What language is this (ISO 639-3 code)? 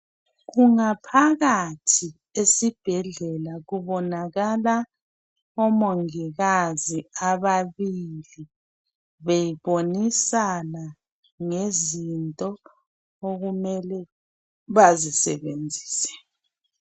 nde